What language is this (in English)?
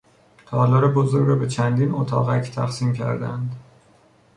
Persian